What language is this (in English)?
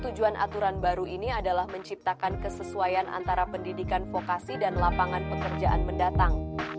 Indonesian